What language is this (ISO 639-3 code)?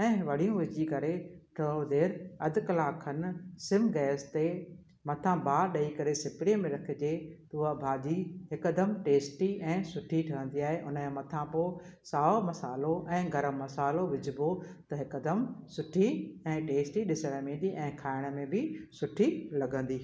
snd